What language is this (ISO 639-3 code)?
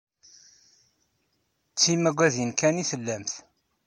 kab